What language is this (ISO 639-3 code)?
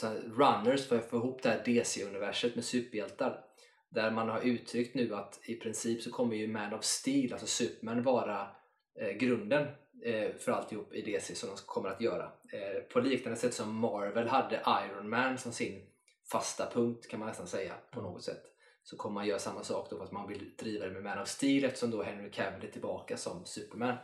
swe